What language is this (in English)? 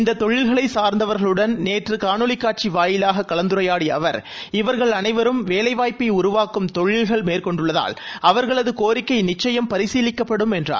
Tamil